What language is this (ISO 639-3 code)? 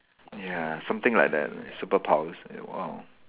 eng